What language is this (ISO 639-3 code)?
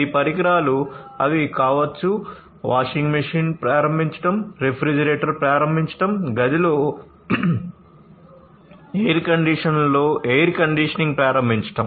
tel